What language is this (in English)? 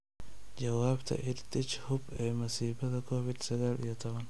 Somali